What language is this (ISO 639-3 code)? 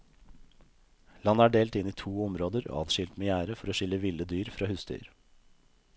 nor